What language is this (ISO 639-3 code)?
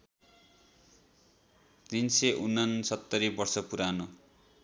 nep